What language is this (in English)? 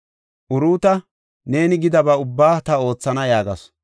Gofa